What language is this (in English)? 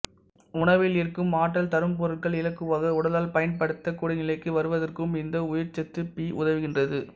Tamil